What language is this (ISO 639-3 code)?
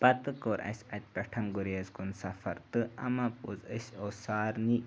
kas